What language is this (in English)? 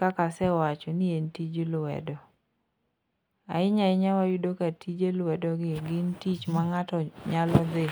Luo (Kenya and Tanzania)